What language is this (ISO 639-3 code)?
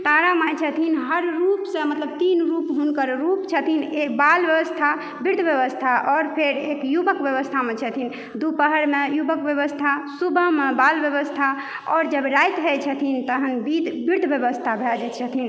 mai